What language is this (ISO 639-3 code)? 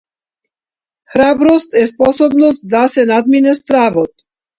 mkd